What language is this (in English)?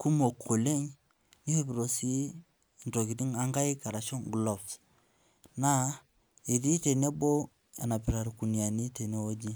Masai